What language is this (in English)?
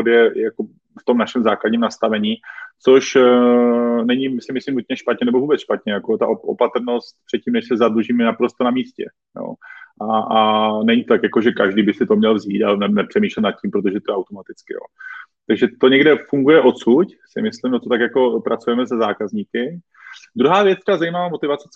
Czech